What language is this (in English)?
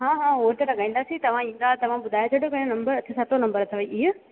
Sindhi